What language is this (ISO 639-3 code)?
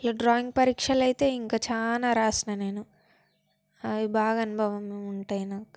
tel